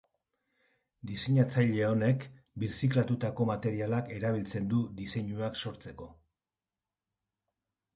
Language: Basque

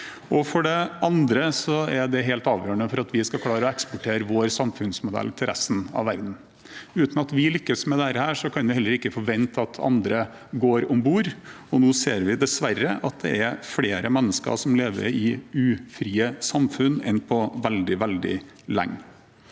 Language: Norwegian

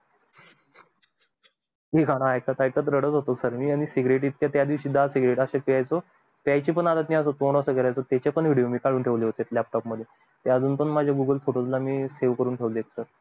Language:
Marathi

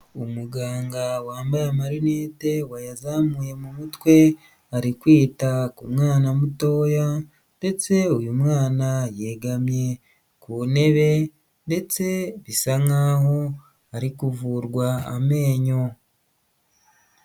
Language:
Kinyarwanda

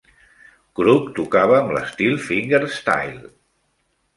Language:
Catalan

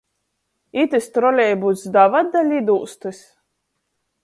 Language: Latgalian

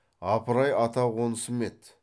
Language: Kazakh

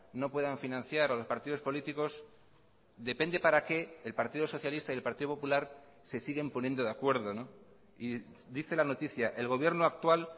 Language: Spanish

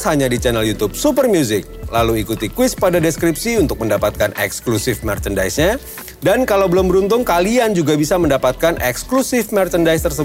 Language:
Indonesian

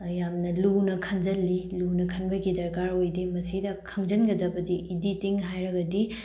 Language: Manipuri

